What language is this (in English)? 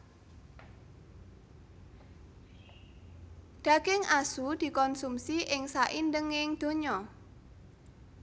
Javanese